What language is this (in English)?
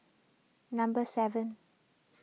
English